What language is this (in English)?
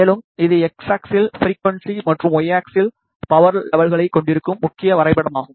Tamil